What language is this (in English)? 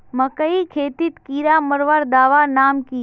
Magahi